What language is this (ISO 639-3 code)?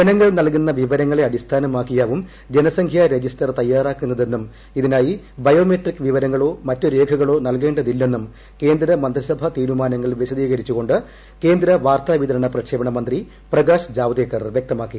mal